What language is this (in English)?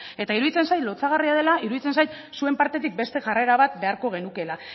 Basque